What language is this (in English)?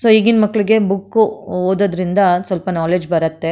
Kannada